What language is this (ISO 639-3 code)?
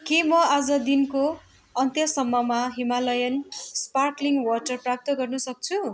nep